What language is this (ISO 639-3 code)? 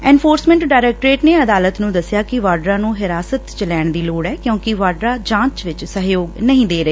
pan